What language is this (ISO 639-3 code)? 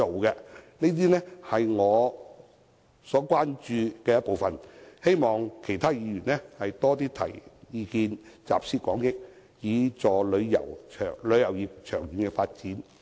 yue